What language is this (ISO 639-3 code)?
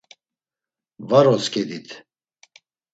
lzz